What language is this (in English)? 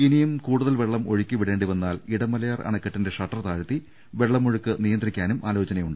Malayalam